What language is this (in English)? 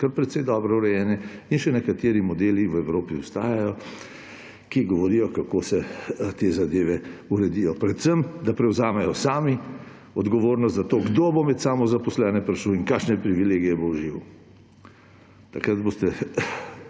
Slovenian